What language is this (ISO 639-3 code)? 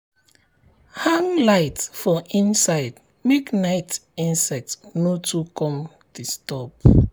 pcm